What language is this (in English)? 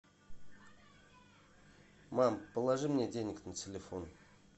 Russian